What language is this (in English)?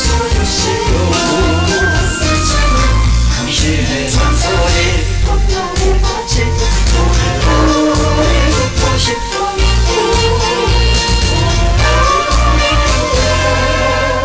Korean